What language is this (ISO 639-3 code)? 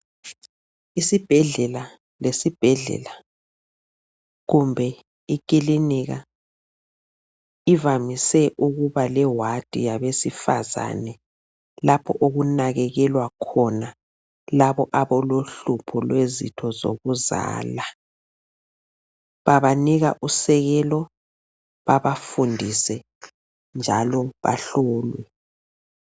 nde